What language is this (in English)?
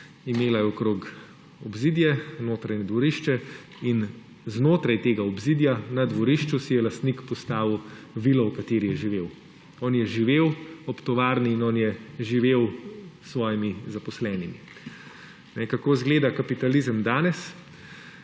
Slovenian